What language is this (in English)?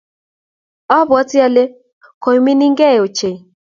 Kalenjin